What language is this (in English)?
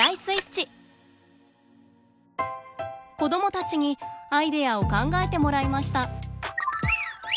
Japanese